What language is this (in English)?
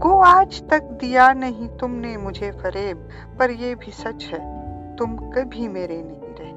Urdu